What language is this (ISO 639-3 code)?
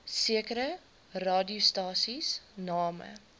afr